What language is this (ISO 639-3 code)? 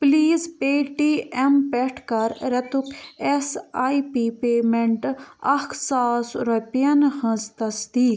kas